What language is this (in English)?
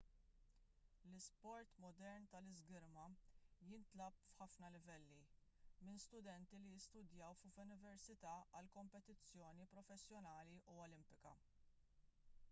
Maltese